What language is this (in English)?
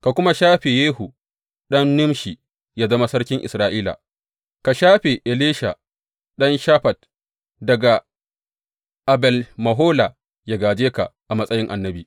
Hausa